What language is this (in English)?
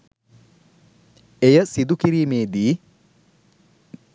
Sinhala